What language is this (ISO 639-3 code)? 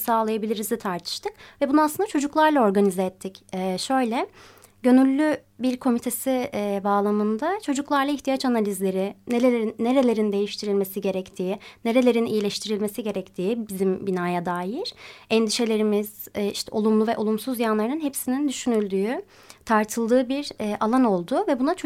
tur